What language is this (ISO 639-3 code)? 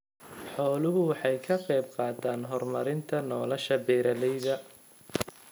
som